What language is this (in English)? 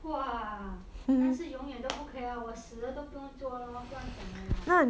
English